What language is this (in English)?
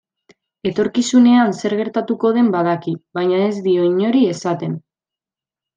Basque